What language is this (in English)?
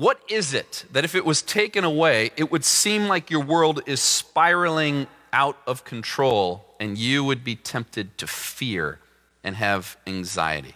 English